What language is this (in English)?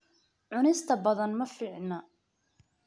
Somali